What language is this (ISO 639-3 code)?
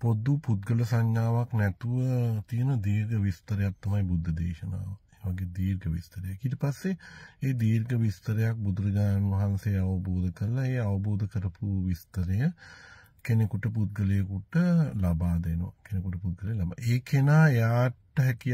ara